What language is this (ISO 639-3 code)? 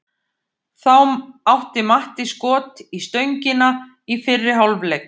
isl